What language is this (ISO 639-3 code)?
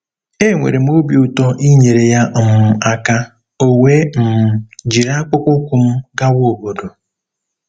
ibo